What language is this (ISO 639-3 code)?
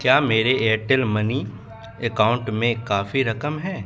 urd